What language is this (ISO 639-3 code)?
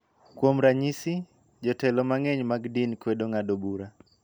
luo